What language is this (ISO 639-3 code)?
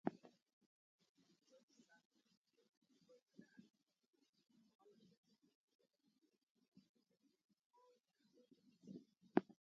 fmp